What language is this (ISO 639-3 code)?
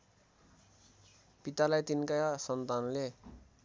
nep